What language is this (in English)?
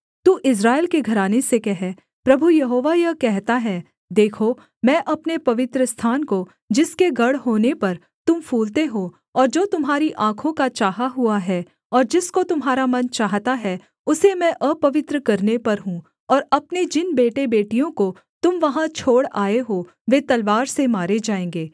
Hindi